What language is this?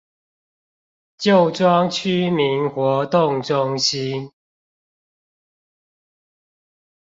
Chinese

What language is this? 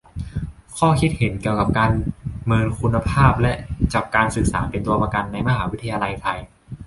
Thai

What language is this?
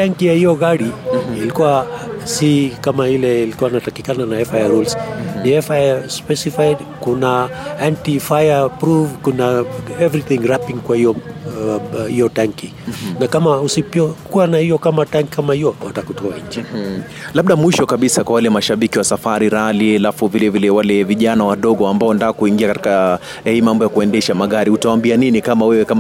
Swahili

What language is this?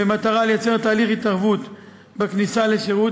Hebrew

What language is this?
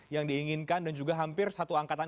Indonesian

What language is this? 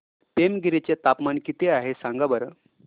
Marathi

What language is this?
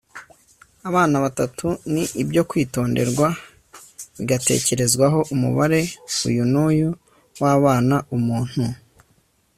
Kinyarwanda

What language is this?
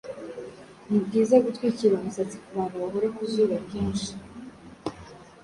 Kinyarwanda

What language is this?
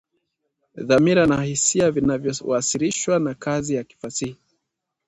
Swahili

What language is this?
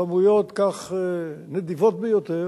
Hebrew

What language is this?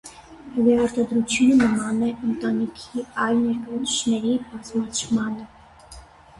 Armenian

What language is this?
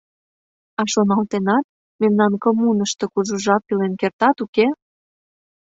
Mari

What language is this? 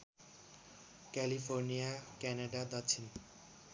Nepali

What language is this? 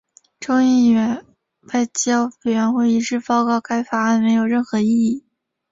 Chinese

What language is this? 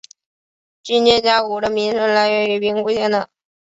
Chinese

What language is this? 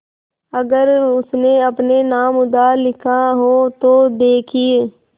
Hindi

